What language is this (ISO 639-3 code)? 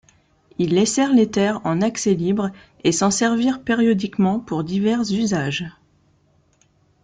fra